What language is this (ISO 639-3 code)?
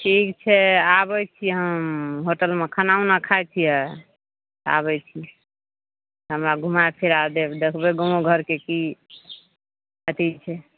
mai